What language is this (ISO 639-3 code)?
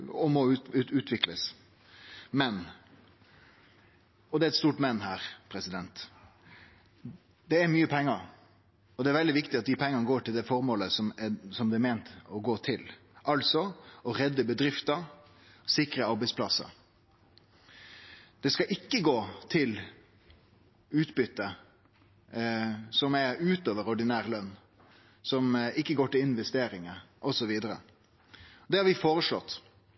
nno